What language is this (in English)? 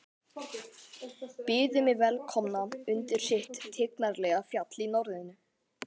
Icelandic